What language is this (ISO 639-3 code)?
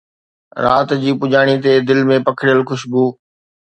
snd